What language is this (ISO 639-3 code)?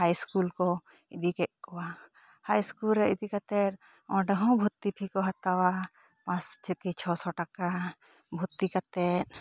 sat